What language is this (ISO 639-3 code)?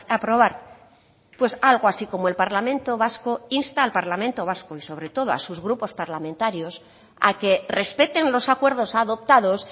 spa